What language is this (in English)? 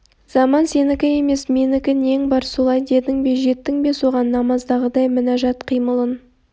Kazakh